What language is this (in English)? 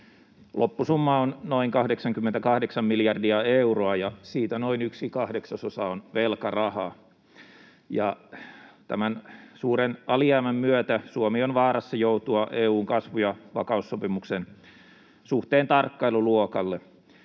Finnish